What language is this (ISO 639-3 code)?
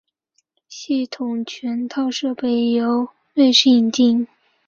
zho